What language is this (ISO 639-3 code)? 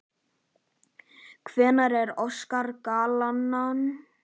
isl